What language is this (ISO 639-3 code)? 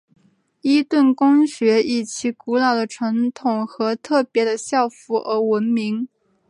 zho